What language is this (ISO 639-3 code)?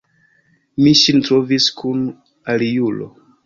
epo